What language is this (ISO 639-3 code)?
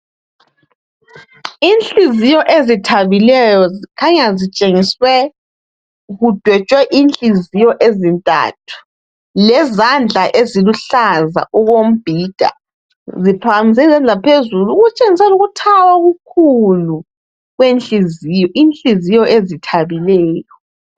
nde